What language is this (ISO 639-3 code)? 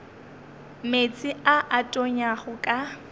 nso